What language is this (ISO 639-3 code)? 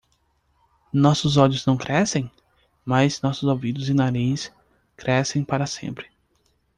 por